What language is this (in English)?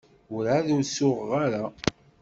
Kabyle